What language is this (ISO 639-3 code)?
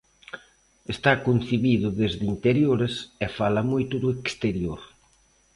glg